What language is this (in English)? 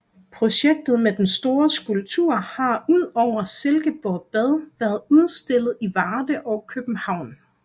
Danish